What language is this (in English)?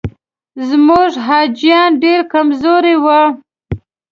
Pashto